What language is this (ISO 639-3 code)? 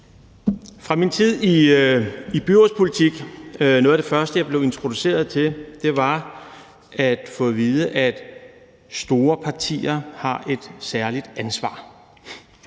dan